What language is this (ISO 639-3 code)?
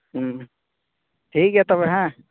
sat